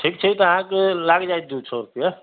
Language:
Maithili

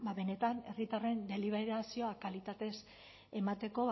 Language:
Basque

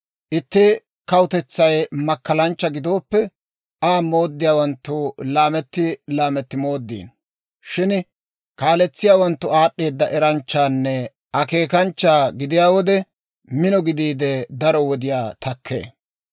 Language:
Dawro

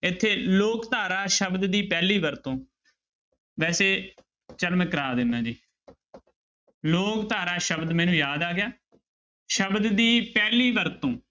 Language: Punjabi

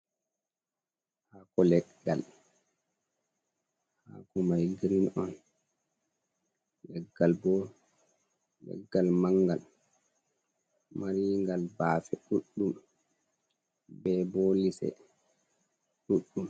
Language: Fula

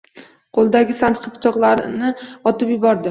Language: Uzbek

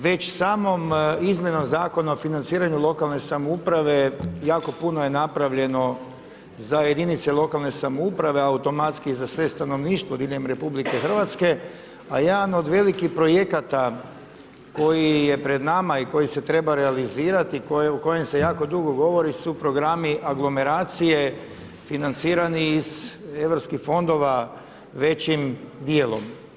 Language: Croatian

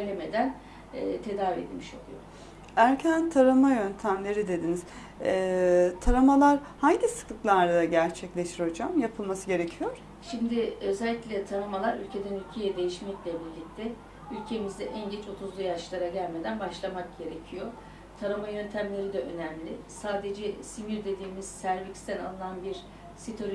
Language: Turkish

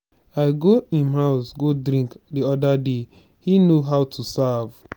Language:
Nigerian Pidgin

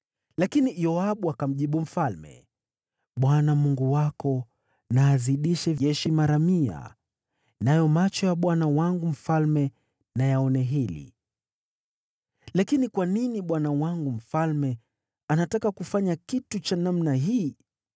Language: Swahili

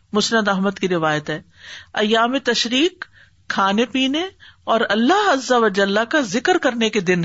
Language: Urdu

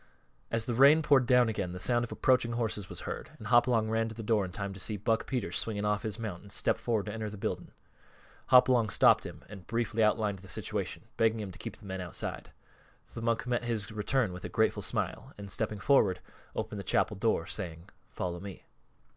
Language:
English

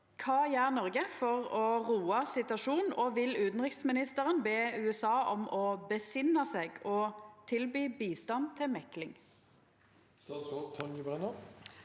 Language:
Norwegian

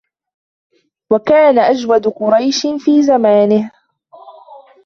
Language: Arabic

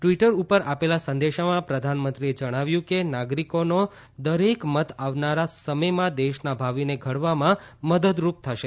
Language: Gujarati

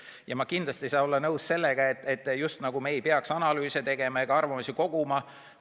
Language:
Estonian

